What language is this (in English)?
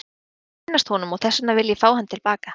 Icelandic